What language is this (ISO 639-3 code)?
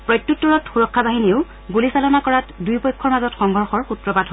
asm